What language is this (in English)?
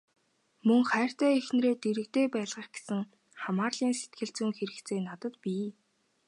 Mongolian